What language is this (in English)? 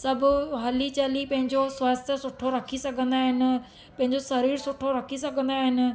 Sindhi